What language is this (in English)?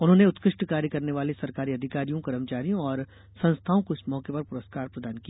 Hindi